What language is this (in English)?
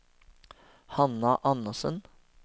Norwegian